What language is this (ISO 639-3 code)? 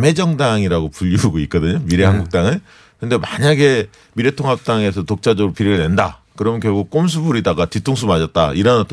kor